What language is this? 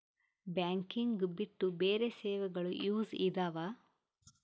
Kannada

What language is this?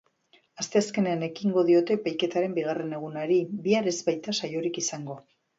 Basque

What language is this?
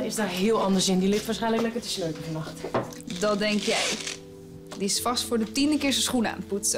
Dutch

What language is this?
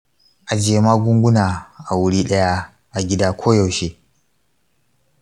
Hausa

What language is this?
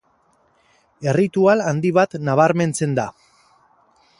Basque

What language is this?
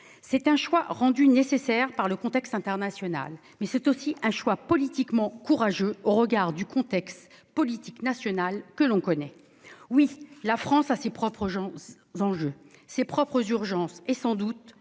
French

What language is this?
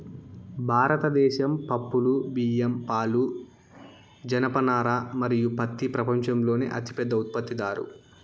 Telugu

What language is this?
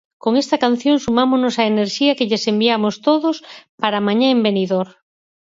Galician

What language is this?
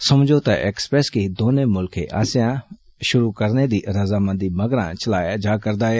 Dogri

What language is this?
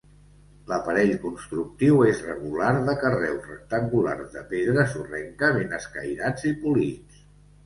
Catalan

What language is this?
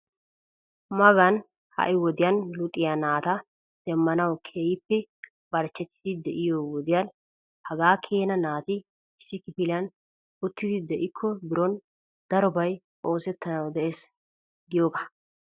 Wolaytta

